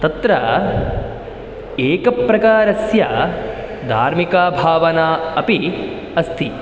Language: Sanskrit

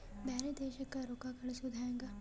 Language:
Kannada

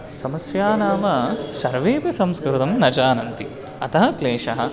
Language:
Sanskrit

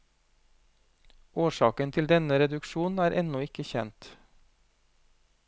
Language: Norwegian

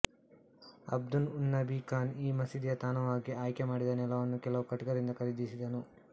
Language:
Kannada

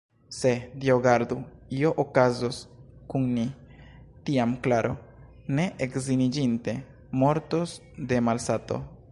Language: Esperanto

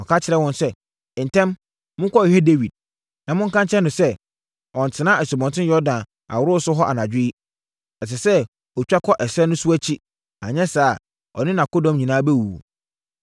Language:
Akan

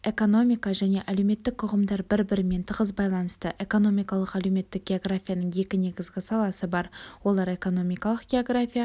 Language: Kazakh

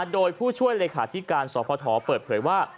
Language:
Thai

